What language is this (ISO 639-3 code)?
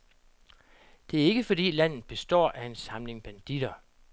dan